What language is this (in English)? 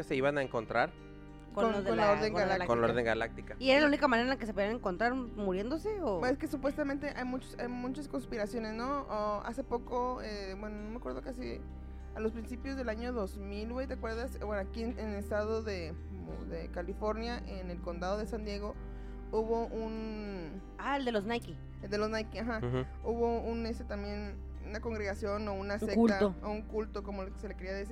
Spanish